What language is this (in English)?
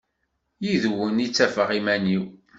Kabyle